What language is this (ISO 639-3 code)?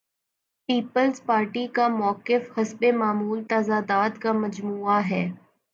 urd